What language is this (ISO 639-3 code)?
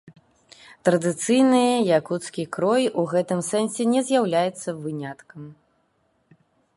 bel